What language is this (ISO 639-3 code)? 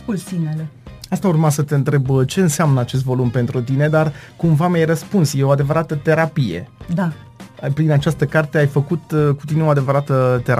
ron